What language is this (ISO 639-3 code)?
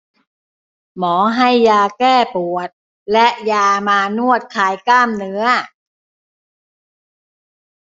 tha